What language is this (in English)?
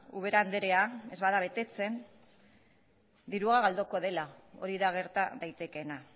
Basque